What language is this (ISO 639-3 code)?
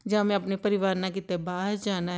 pan